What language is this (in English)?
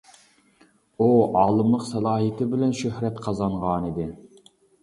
Uyghur